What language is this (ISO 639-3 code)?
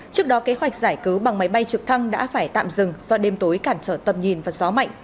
vie